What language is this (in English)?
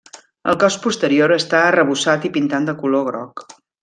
Catalan